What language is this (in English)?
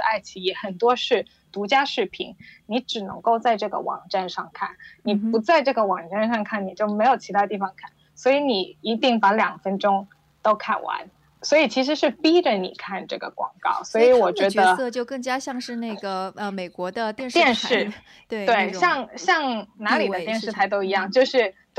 Chinese